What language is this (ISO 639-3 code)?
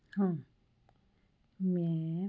pan